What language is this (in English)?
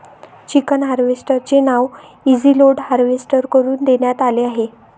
Marathi